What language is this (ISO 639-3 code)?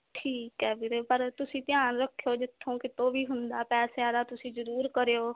pan